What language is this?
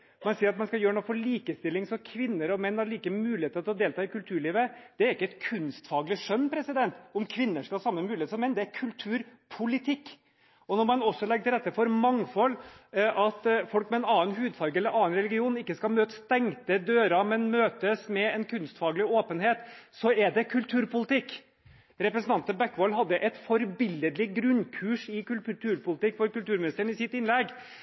Norwegian Bokmål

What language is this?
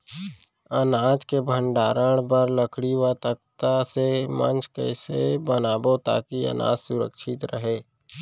Chhattisgarhi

